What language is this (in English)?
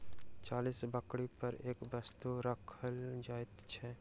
Maithili